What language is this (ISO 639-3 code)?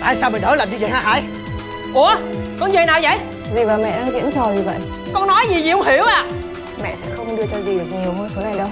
vie